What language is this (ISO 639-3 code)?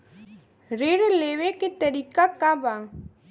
bho